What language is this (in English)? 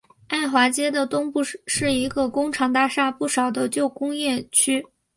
Chinese